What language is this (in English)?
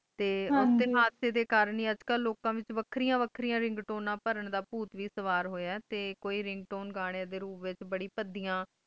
Punjabi